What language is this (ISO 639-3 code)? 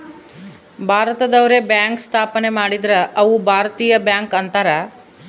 kan